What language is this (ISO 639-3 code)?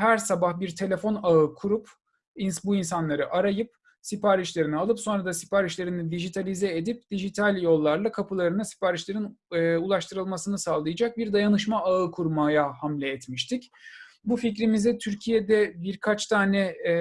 tur